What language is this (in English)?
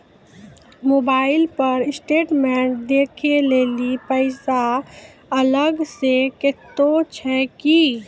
Maithili